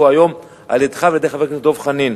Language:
Hebrew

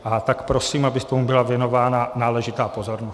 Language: Czech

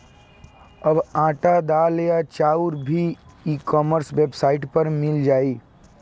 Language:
Bhojpuri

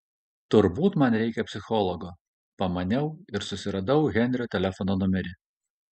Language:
Lithuanian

